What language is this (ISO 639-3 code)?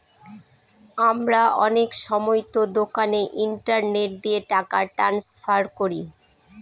ben